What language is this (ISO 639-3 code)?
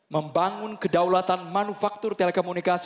ind